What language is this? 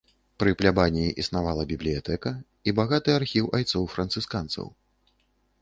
Belarusian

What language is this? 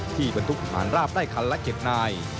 Thai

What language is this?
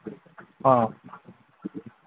Manipuri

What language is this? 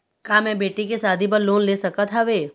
Chhattisgarhi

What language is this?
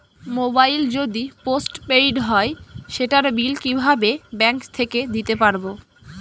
Bangla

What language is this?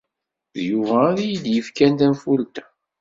Kabyle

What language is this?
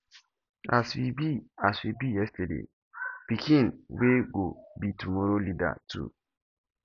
Nigerian Pidgin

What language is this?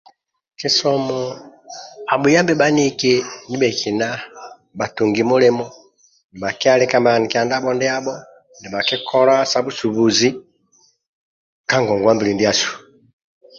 Amba (Uganda)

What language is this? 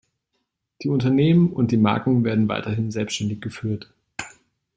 German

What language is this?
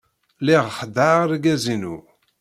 Kabyle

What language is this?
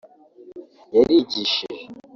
Kinyarwanda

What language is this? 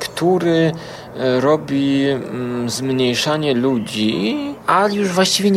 Polish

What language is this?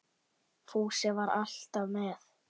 Icelandic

